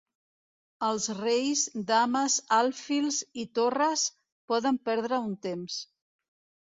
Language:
Catalan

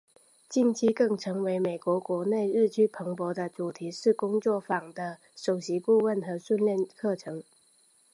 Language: Chinese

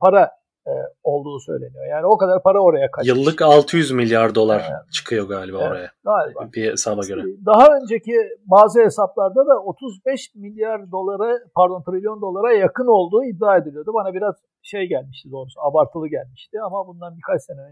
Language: Turkish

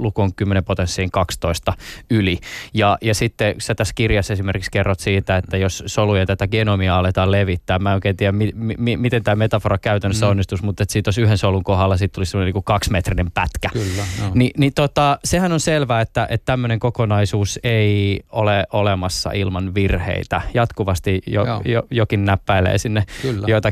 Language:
Finnish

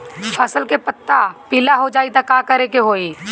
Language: Bhojpuri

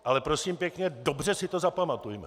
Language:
Czech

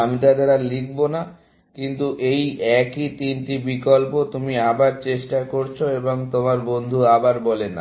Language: Bangla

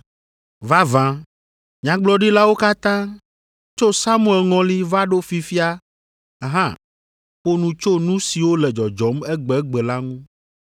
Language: Ewe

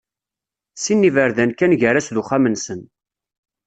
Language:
Kabyle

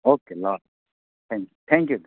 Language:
Nepali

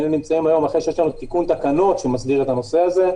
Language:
Hebrew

